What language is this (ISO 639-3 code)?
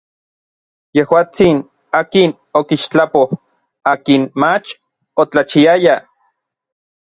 nlv